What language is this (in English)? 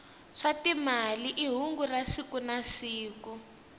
Tsonga